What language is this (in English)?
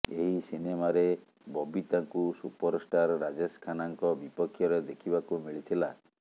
Odia